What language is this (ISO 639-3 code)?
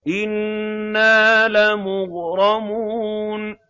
ara